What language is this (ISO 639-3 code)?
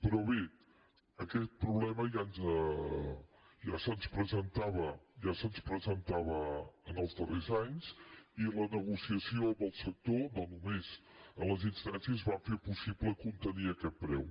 cat